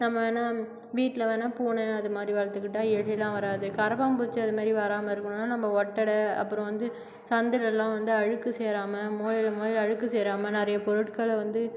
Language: Tamil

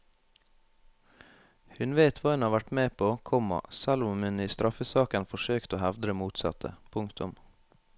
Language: Norwegian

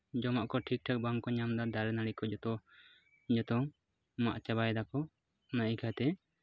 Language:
Santali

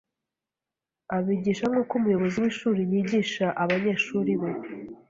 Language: Kinyarwanda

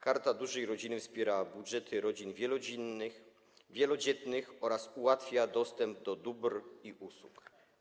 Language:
Polish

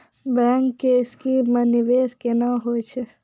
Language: Maithili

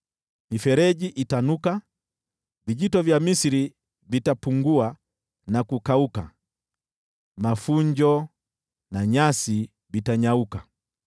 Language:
Swahili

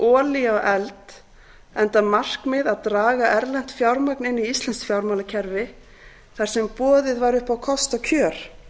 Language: Icelandic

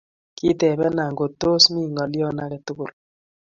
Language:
Kalenjin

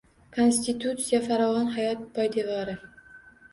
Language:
Uzbek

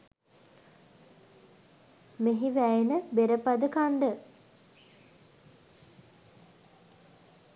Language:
Sinhala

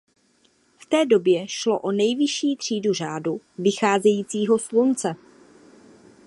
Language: Czech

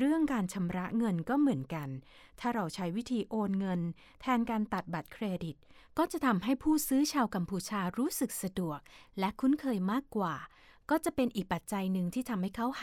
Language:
Thai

